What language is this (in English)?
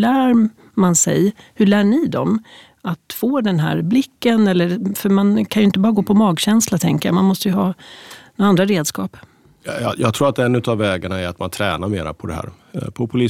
Swedish